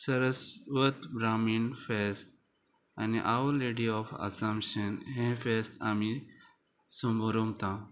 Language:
Konkani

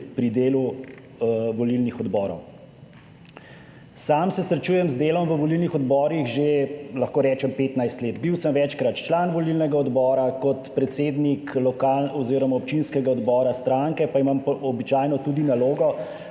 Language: Slovenian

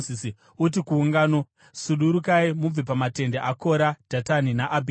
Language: Shona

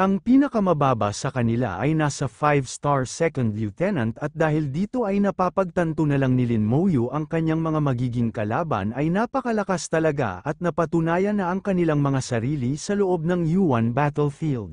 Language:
Filipino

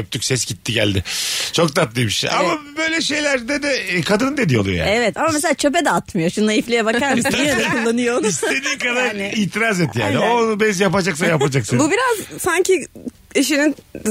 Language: Turkish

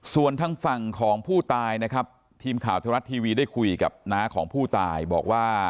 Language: Thai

